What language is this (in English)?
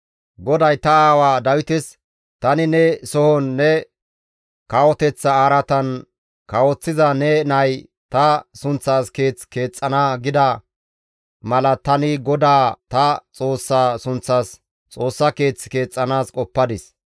Gamo